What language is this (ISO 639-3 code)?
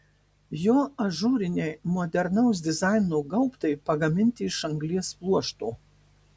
lit